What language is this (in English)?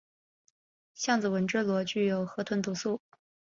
Chinese